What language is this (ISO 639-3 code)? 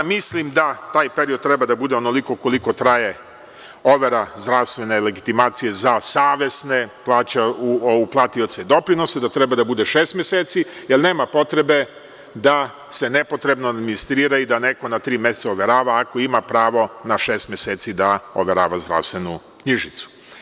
srp